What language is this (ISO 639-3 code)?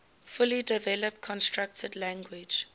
eng